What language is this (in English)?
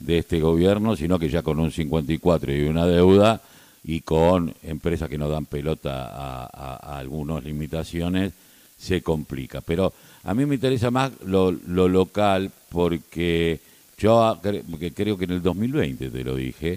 Spanish